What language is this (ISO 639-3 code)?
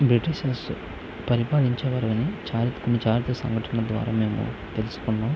tel